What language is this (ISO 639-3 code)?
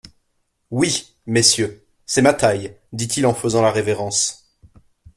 fra